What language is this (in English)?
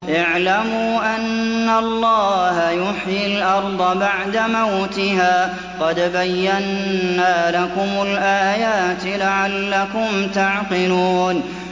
Arabic